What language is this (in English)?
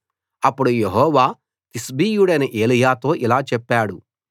Telugu